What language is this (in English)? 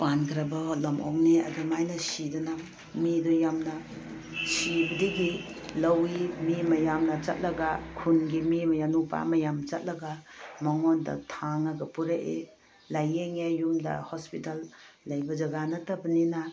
Manipuri